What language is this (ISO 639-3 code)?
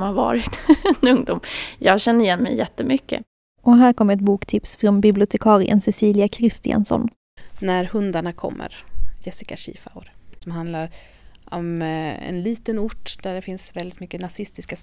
swe